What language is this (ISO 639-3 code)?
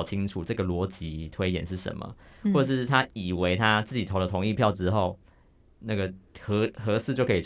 zho